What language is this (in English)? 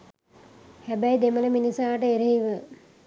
Sinhala